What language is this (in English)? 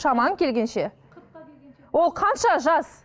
Kazakh